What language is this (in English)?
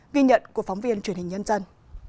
Vietnamese